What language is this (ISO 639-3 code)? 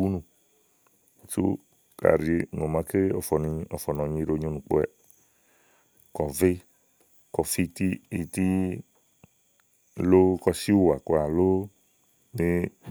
ahl